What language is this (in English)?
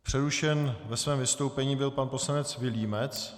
Czech